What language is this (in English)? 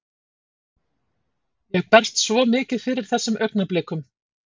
Icelandic